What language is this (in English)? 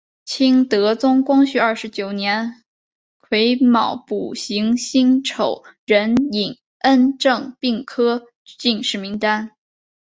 Chinese